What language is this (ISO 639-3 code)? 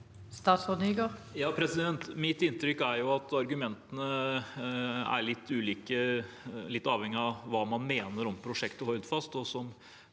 nor